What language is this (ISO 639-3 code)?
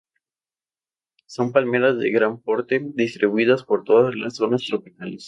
spa